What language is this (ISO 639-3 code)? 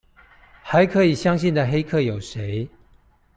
zho